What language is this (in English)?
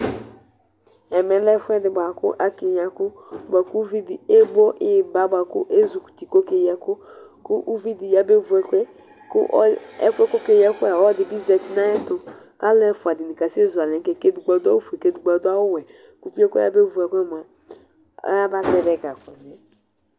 Ikposo